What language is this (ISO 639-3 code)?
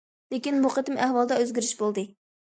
uig